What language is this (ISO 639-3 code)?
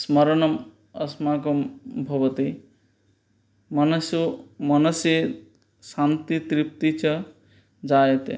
san